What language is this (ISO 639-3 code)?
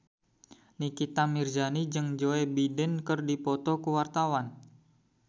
sun